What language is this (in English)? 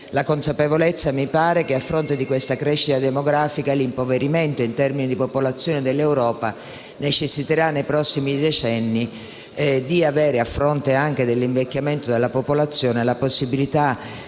Italian